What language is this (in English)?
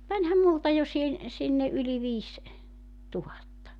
Finnish